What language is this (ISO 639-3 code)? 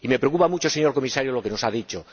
spa